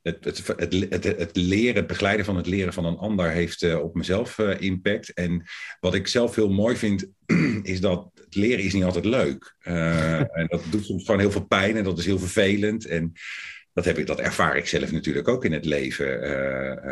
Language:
Dutch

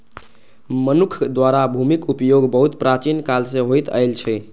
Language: Maithili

